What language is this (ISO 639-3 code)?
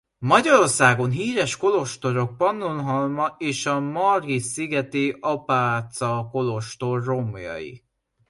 hun